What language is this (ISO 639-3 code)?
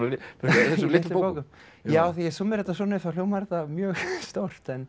isl